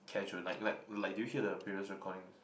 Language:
English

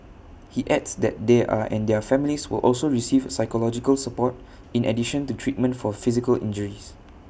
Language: English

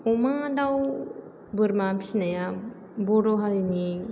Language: Bodo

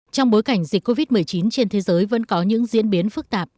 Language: Vietnamese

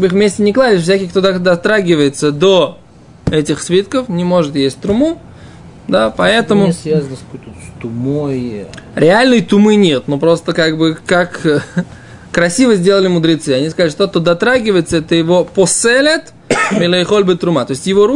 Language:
Russian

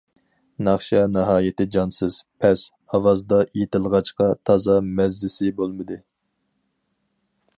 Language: Uyghur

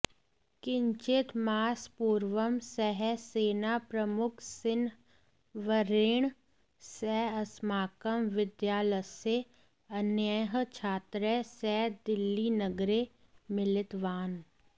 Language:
Sanskrit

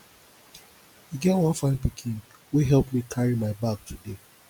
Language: Nigerian Pidgin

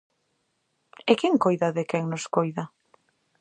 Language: Galician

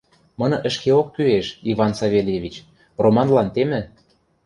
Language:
Western Mari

